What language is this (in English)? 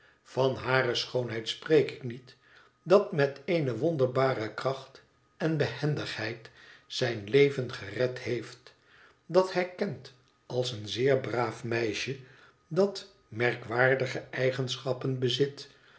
Dutch